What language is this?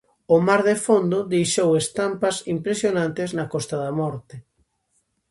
Galician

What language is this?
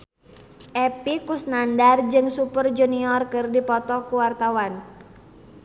Sundanese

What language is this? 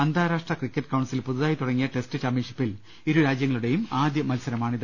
Malayalam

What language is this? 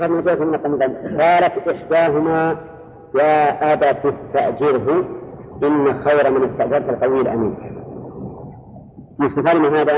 Arabic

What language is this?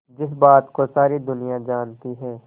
Hindi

